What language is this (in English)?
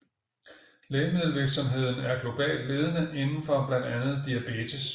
Danish